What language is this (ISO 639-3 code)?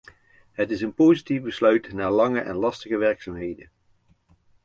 nld